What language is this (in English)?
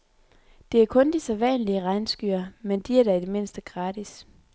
Danish